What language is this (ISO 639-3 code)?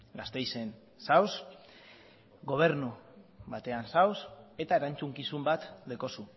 eus